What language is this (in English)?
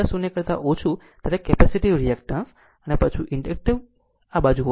Gujarati